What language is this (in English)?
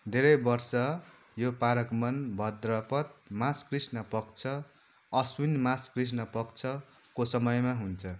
Nepali